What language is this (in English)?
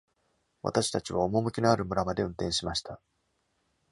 Japanese